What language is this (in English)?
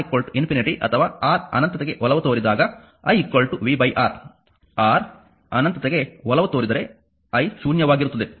Kannada